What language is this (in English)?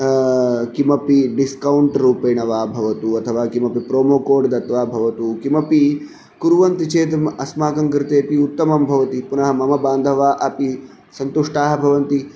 Sanskrit